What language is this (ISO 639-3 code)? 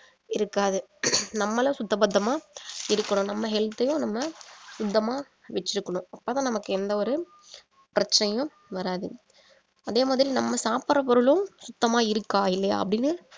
tam